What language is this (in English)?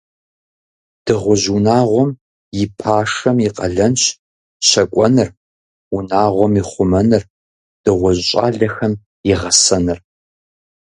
Kabardian